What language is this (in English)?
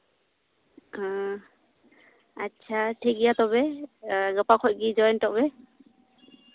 Santali